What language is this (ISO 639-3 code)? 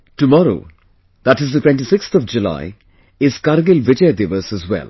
eng